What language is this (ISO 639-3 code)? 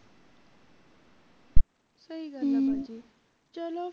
pan